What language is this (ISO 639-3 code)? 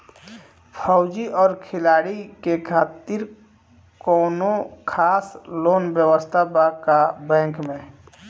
bho